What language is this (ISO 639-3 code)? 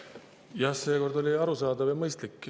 est